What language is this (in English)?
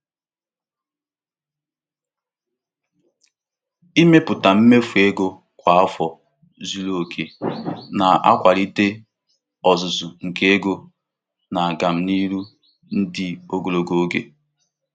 Igbo